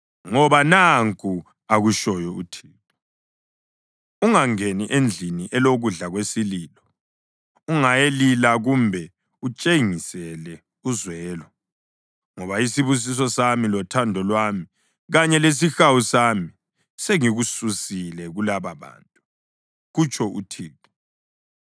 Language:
North Ndebele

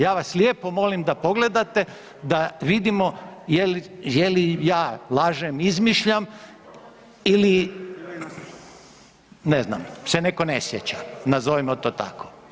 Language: Croatian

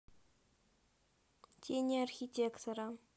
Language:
Russian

